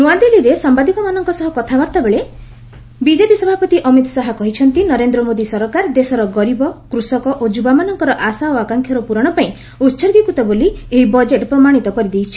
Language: Odia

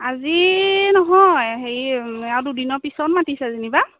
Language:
Assamese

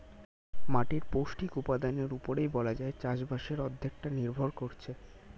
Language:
Bangla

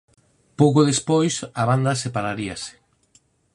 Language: Galician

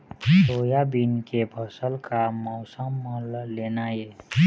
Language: Chhattisgarhi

